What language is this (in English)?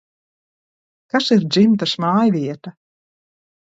Latvian